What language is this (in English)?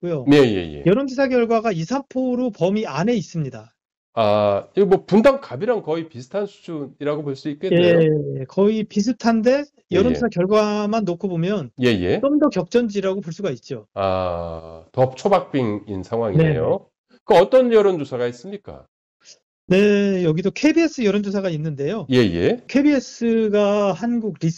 Korean